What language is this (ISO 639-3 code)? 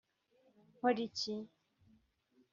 kin